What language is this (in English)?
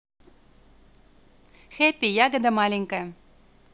Russian